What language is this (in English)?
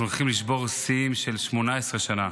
Hebrew